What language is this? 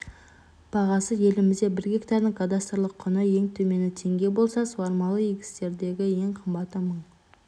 Kazakh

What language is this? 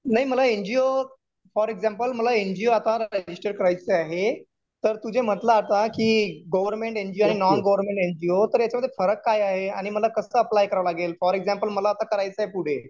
Marathi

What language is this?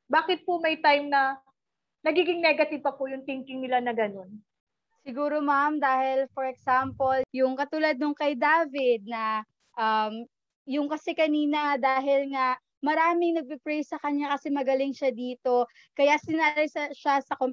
Filipino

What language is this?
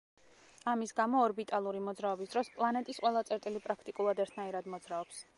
Georgian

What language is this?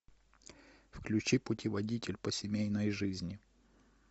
Russian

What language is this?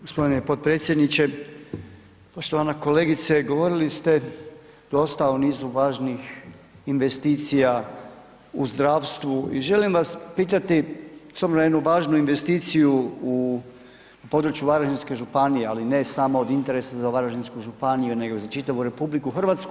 Croatian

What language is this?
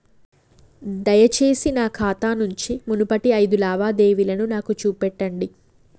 Telugu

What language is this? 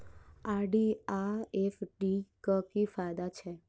Maithili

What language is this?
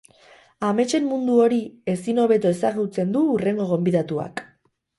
Basque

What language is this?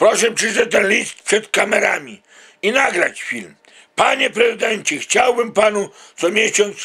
Polish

